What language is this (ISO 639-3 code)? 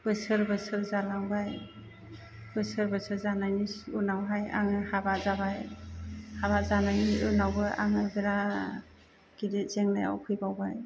brx